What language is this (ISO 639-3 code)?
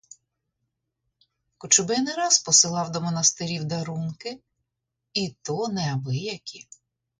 ukr